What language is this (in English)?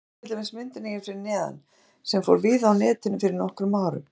Icelandic